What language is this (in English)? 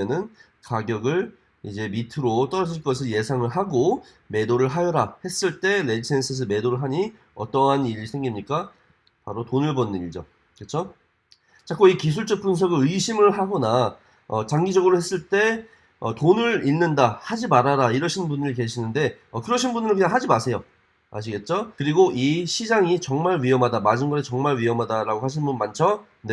Korean